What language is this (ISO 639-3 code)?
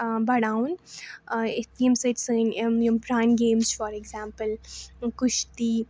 kas